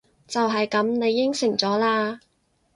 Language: Cantonese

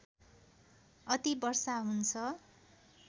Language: Nepali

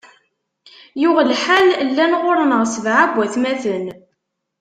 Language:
Kabyle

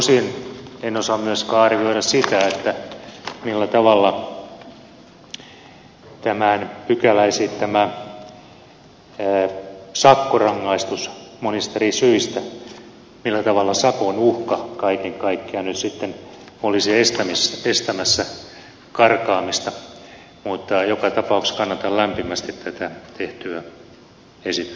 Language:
Finnish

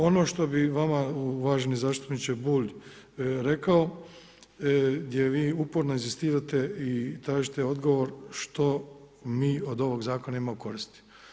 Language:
Croatian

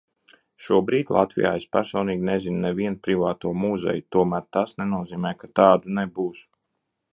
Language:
Latvian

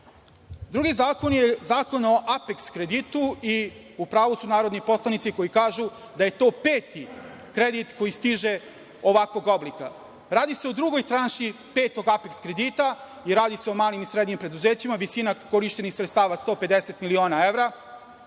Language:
Serbian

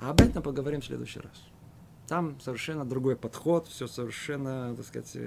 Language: Russian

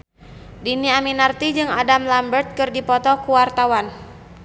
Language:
Sundanese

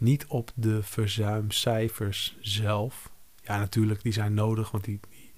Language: Dutch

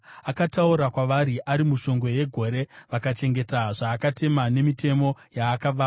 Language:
Shona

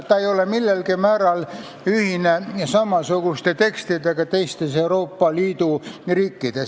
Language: Estonian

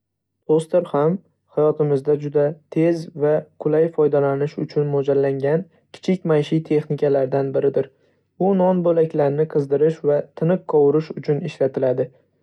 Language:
Uzbek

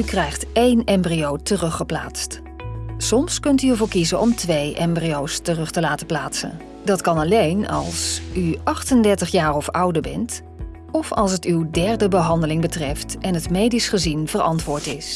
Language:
Dutch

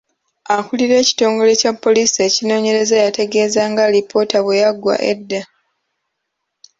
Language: Ganda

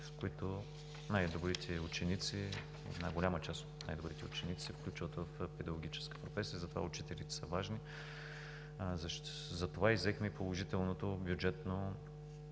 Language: Bulgarian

